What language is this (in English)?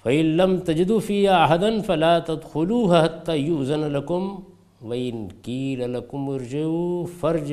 Urdu